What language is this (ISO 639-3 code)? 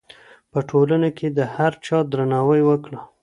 pus